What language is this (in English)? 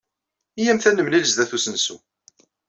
Kabyle